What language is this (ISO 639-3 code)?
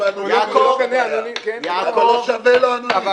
heb